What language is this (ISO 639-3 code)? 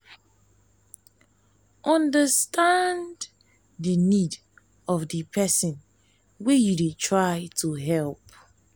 pcm